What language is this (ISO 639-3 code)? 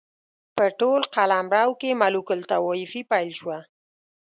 pus